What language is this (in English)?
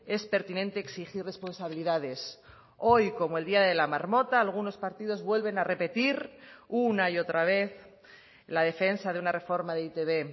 Spanish